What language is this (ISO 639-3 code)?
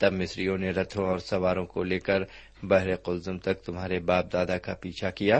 urd